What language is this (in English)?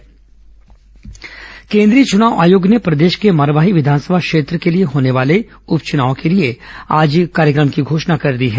Hindi